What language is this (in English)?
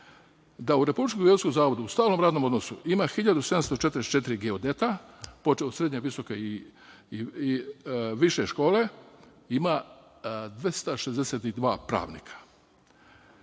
Serbian